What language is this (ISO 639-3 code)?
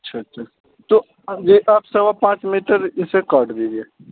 urd